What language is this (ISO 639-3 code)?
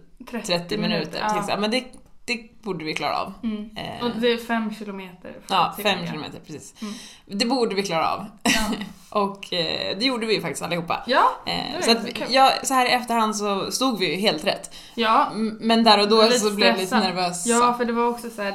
swe